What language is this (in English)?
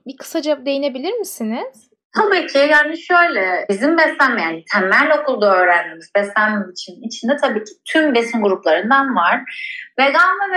Turkish